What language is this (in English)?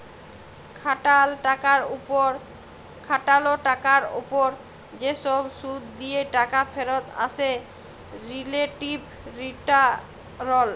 Bangla